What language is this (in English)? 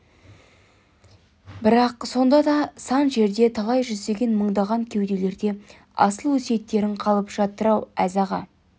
Kazakh